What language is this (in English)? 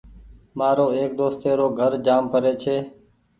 Goaria